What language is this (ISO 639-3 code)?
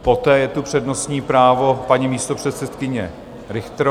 ces